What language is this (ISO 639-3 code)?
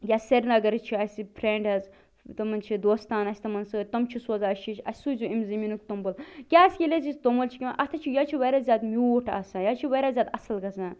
kas